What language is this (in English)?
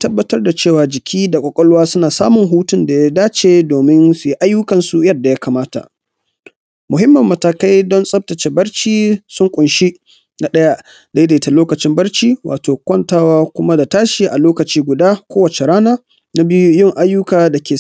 Hausa